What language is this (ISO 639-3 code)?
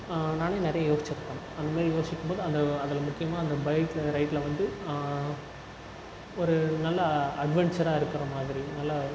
tam